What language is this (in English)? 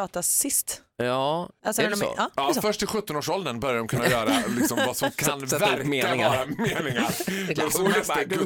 Swedish